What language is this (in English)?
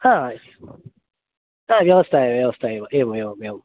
Sanskrit